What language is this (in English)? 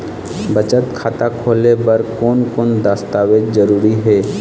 Chhattisgarhi